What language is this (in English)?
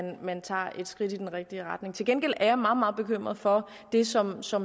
Danish